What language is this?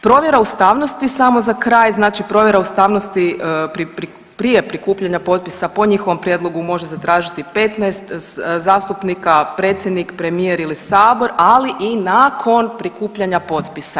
Croatian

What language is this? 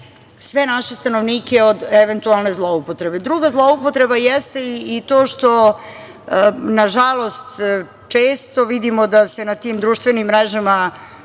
Serbian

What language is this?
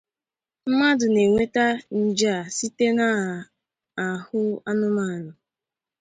Igbo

